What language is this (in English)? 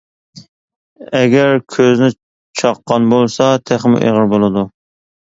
Uyghur